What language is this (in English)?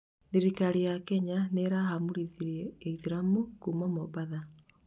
Kikuyu